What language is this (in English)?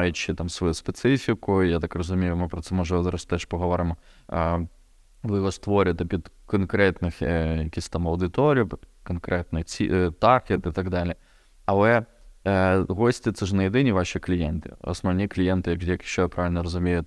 Ukrainian